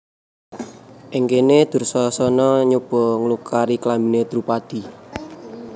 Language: Javanese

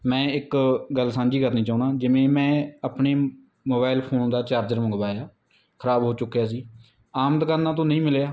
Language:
Punjabi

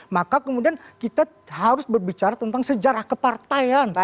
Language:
Indonesian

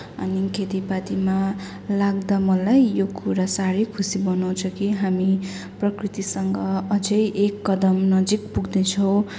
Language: Nepali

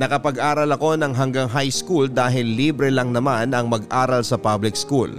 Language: Filipino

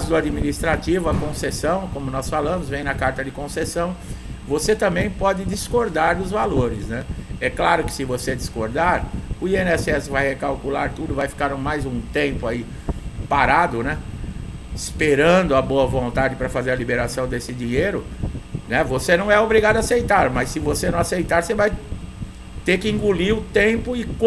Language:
Portuguese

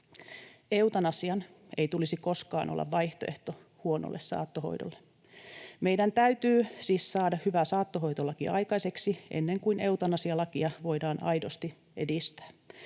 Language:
Finnish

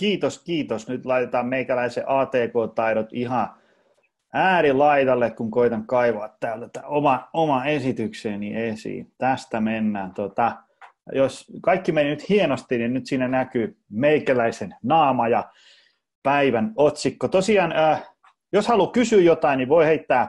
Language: Finnish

